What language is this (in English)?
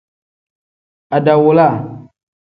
Tem